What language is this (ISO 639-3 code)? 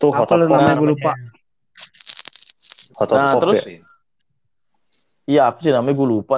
ind